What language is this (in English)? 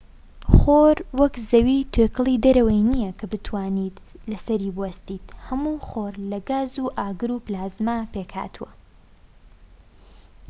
Central Kurdish